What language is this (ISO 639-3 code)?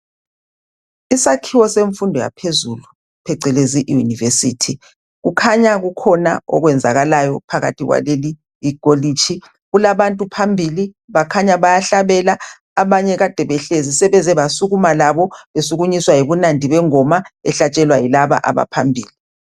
nde